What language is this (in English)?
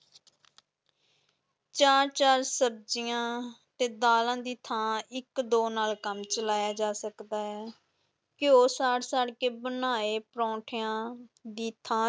Punjabi